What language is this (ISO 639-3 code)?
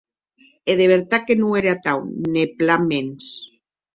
oci